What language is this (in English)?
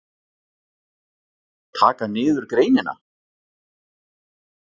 Icelandic